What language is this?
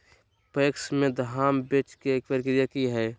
Magahi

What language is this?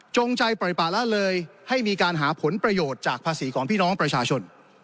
Thai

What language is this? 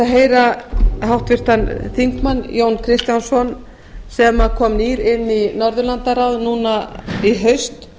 Icelandic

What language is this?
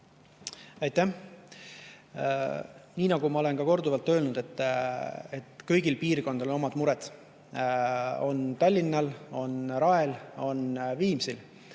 Estonian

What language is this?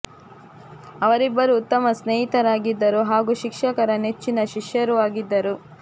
Kannada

